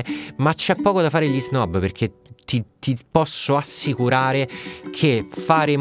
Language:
Italian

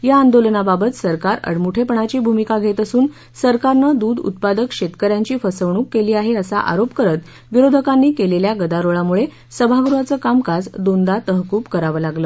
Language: Marathi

